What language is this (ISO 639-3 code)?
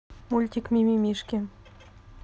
rus